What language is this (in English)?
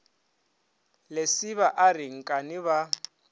Northern Sotho